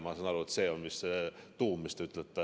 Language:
Estonian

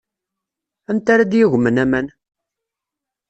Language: Kabyle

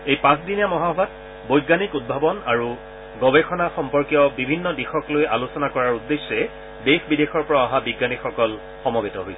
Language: Assamese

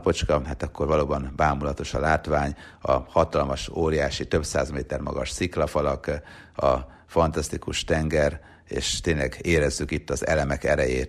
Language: Hungarian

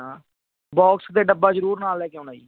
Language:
Punjabi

